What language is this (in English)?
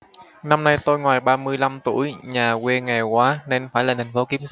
Vietnamese